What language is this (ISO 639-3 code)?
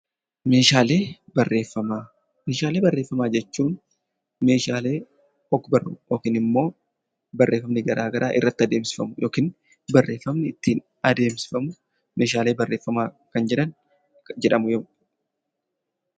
orm